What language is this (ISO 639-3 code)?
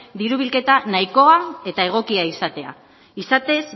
eus